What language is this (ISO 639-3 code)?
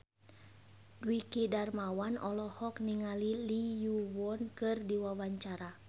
sun